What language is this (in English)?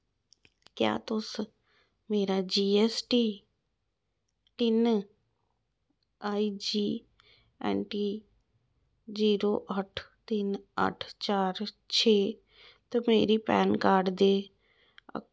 Dogri